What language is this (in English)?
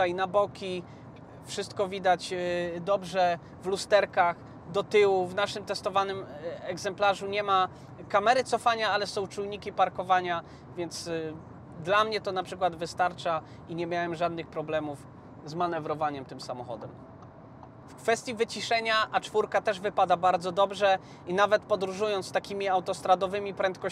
Polish